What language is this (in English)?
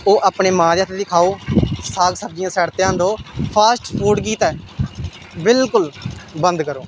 Dogri